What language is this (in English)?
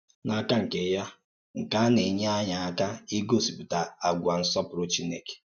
Igbo